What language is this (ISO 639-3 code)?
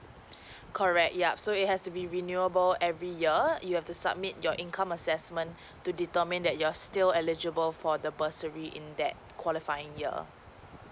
eng